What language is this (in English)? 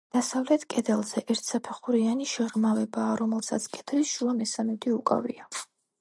Georgian